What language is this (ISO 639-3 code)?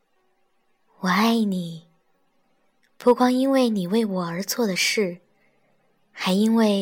zho